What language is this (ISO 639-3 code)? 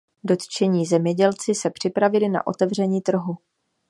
ces